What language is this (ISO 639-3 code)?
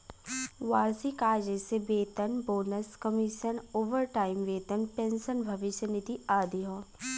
bho